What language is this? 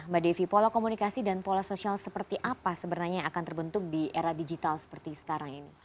Indonesian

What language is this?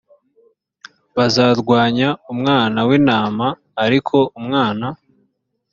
Kinyarwanda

